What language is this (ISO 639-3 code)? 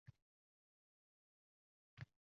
uzb